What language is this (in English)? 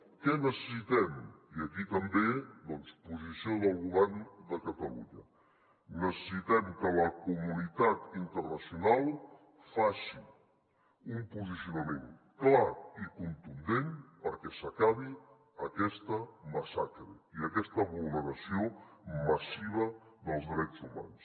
Catalan